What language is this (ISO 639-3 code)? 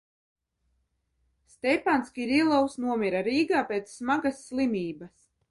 lav